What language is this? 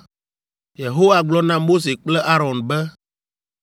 Ewe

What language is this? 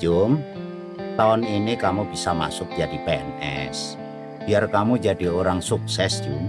Indonesian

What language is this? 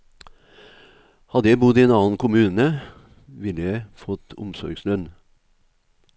Norwegian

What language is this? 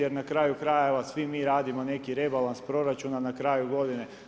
Croatian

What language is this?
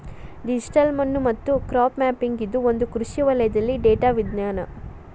Kannada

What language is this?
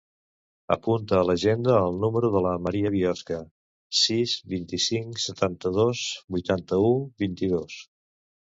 Catalan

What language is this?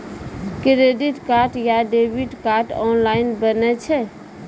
Maithili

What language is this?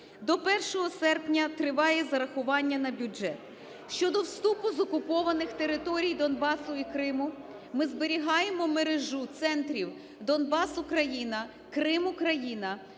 Ukrainian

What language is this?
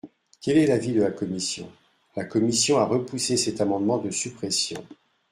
French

